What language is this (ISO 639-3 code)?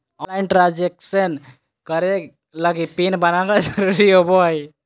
mag